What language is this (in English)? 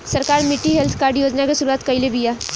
Bhojpuri